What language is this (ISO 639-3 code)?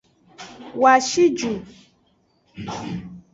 ajg